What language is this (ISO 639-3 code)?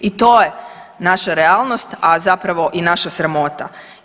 hrv